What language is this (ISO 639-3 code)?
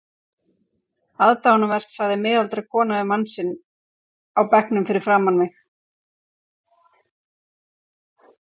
isl